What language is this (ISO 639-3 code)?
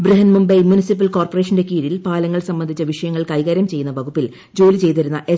mal